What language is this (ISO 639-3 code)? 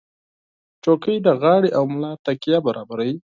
pus